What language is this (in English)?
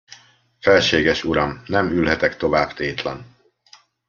Hungarian